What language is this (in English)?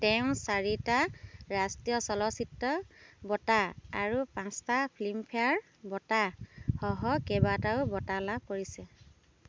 Assamese